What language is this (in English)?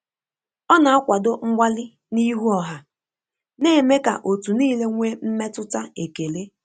Igbo